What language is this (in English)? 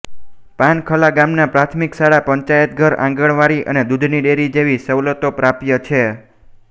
Gujarati